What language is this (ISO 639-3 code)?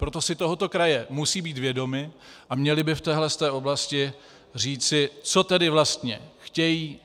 ces